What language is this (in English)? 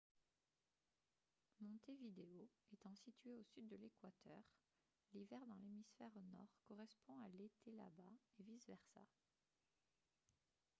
French